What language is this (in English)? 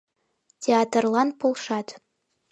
Mari